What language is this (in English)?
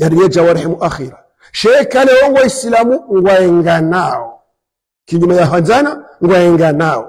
Arabic